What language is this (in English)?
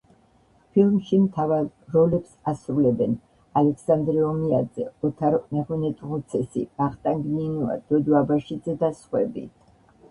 Georgian